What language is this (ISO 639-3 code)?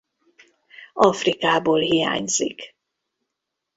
hun